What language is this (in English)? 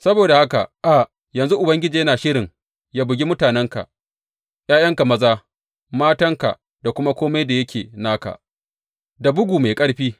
Hausa